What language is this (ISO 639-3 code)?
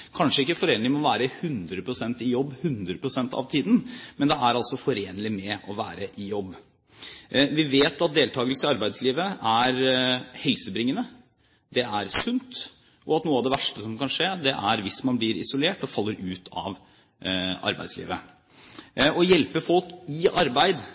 nob